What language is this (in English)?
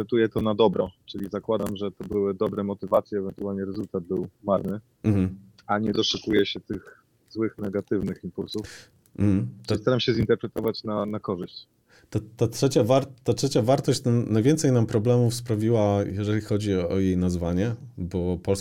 Polish